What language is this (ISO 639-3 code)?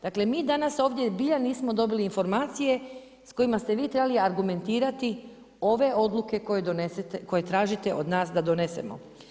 hrv